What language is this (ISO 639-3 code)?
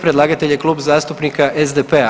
hrv